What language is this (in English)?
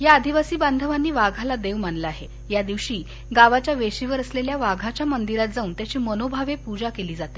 Marathi